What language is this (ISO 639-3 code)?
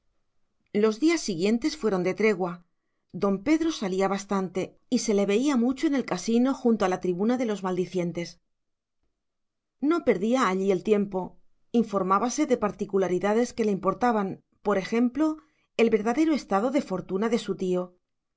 spa